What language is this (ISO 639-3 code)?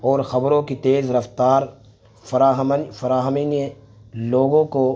urd